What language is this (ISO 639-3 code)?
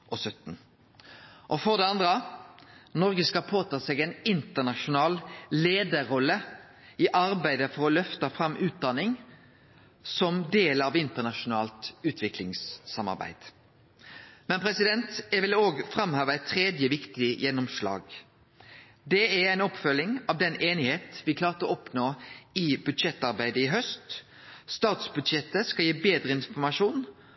nno